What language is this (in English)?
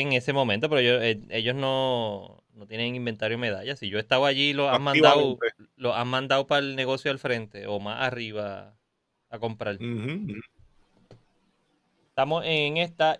Spanish